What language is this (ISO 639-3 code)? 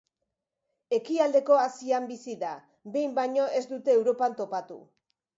eus